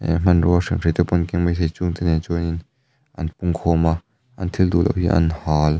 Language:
Mizo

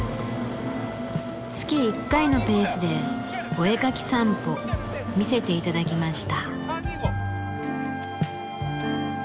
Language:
Japanese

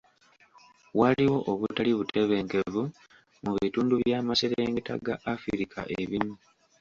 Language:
Ganda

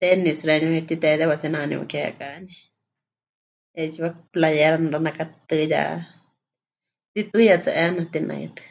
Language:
Huichol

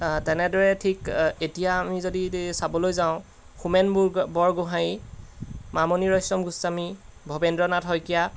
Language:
Assamese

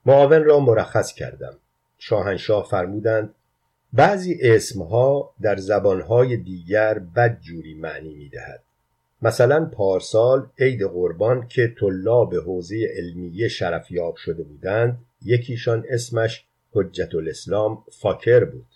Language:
Persian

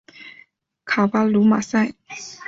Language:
Chinese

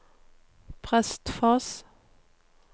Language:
Norwegian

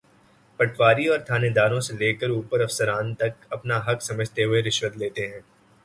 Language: Urdu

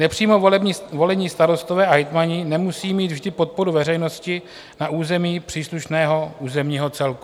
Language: Czech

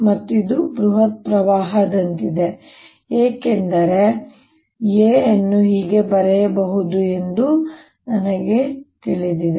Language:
Kannada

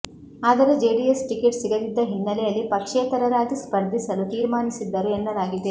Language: Kannada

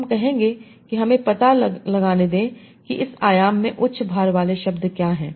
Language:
Hindi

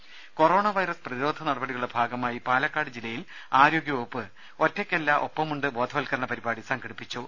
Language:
Malayalam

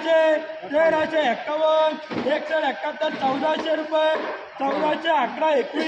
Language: Romanian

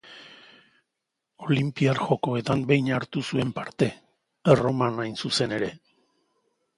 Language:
Basque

